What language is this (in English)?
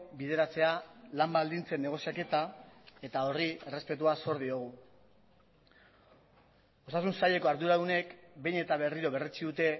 Basque